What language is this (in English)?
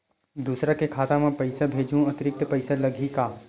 Chhattisgarhi